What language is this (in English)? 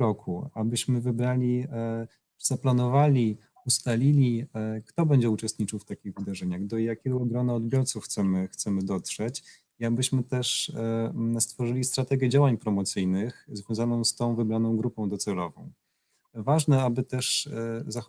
Polish